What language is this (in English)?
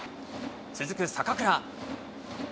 Japanese